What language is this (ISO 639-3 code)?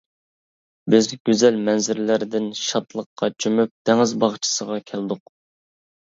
uig